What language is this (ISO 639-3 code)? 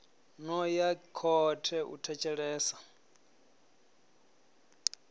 ven